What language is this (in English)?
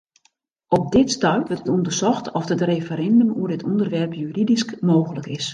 Western Frisian